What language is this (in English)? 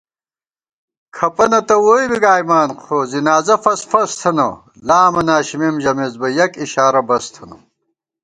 Gawar-Bati